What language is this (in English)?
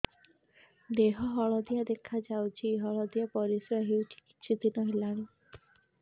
Odia